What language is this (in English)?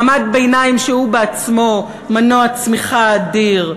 Hebrew